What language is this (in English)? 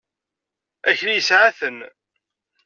Kabyle